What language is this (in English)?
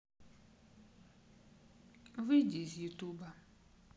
Russian